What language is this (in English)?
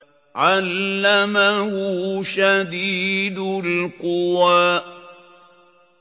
Arabic